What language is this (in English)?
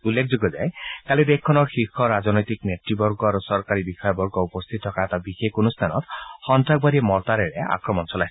Assamese